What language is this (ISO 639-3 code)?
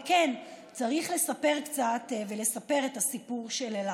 heb